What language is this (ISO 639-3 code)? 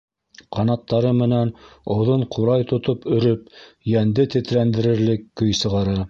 bak